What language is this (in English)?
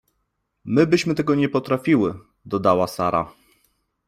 Polish